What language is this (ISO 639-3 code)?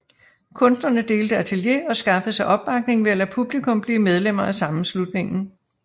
dan